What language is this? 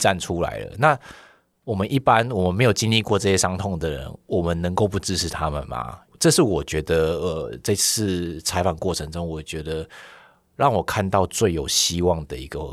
Chinese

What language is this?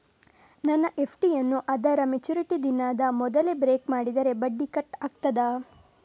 Kannada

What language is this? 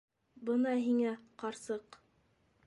Bashkir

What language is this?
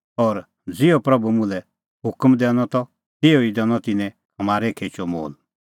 Kullu Pahari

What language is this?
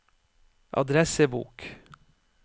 Norwegian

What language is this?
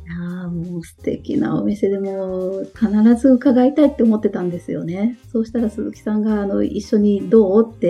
Japanese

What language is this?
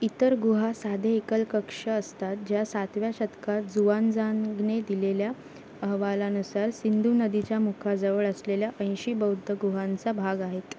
Marathi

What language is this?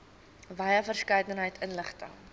Afrikaans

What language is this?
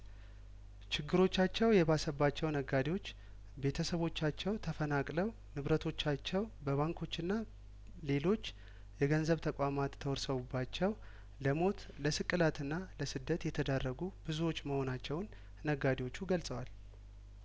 Amharic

